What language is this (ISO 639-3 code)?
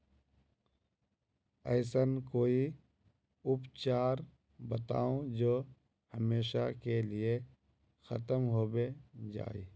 mag